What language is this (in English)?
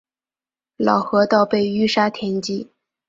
Chinese